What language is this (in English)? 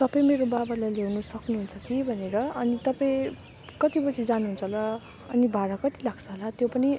Nepali